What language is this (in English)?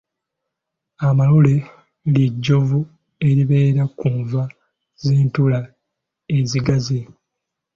Ganda